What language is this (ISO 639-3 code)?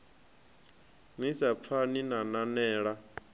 ven